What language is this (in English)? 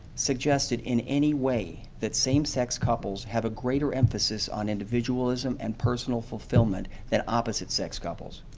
English